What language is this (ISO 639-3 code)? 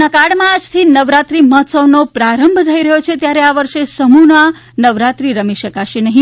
guj